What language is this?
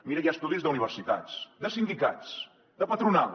Catalan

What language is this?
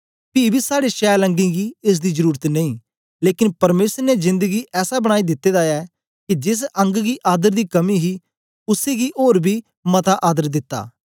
Dogri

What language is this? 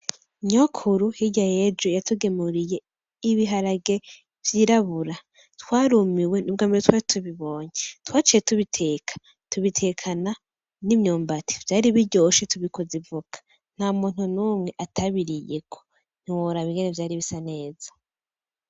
Rundi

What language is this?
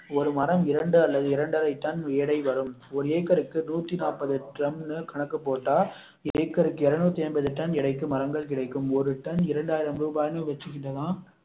Tamil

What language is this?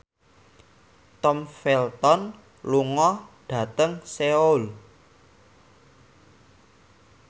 Javanese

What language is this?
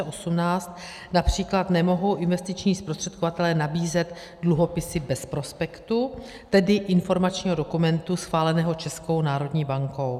Czech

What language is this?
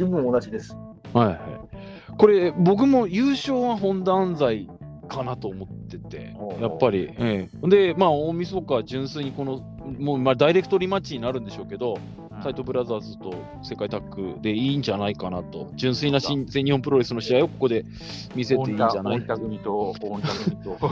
Japanese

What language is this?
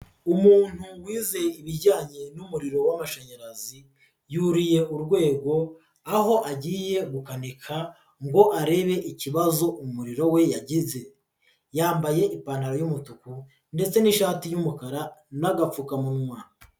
Kinyarwanda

